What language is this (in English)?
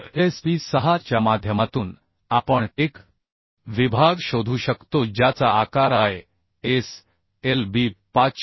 Marathi